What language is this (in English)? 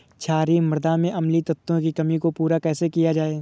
Hindi